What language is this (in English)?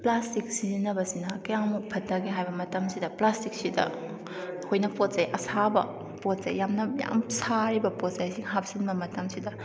Manipuri